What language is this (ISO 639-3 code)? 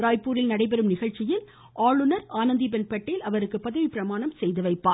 tam